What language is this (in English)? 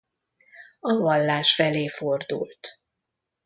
Hungarian